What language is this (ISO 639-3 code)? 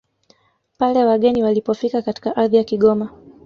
swa